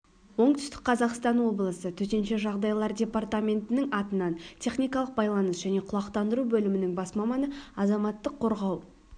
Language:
Kazakh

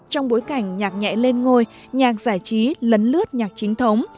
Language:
Vietnamese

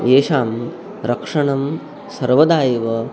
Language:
Sanskrit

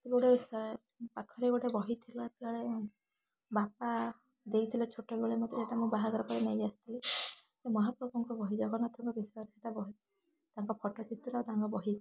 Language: Odia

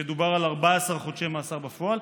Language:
Hebrew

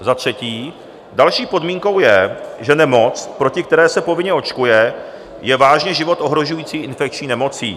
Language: Czech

